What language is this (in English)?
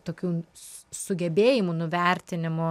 Lithuanian